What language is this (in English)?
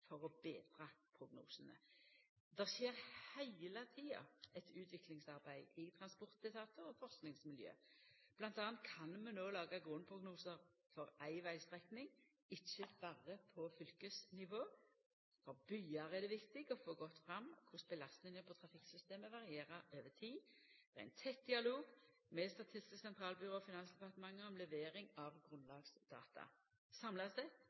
Norwegian Nynorsk